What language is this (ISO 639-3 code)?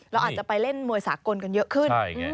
tha